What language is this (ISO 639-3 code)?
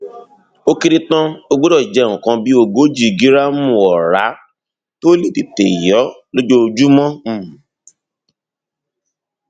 yor